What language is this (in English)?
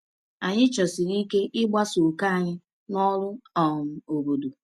Igbo